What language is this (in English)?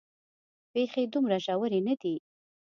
Pashto